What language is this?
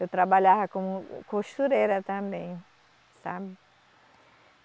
Portuguese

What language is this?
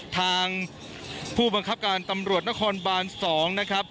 Thai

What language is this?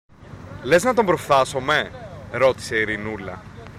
Greek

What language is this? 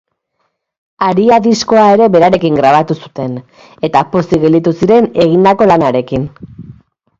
Basque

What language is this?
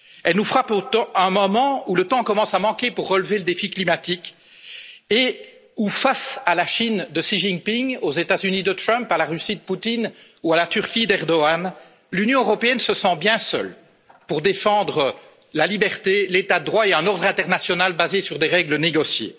French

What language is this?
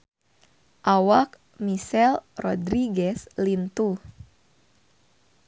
Sundanese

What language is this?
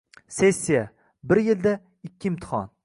Uzbek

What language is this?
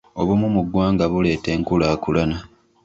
Ganda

